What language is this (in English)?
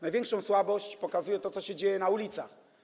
Polish